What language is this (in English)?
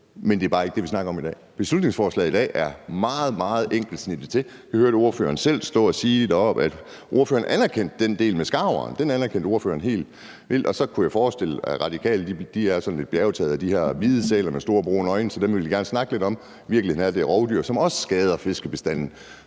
Danish